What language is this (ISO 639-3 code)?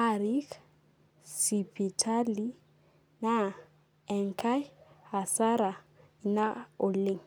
mas